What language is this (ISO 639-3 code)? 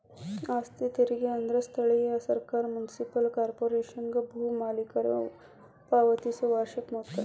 kan